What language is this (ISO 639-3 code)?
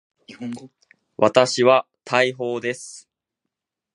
jpn